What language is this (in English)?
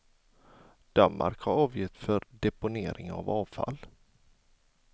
Swedish